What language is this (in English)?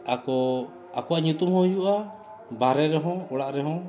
Santali